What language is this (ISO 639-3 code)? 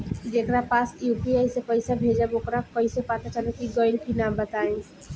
bho